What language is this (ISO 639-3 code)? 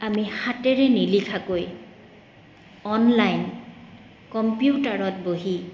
asm